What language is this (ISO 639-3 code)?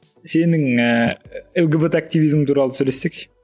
kaz